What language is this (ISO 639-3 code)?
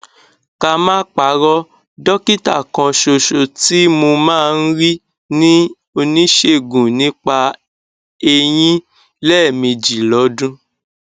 yor